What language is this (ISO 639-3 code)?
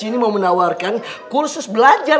ind